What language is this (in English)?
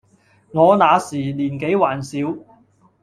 Cantonese